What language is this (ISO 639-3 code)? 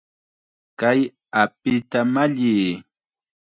qxa